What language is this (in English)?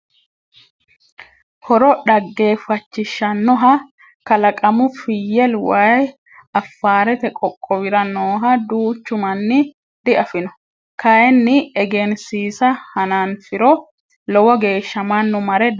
Sidamo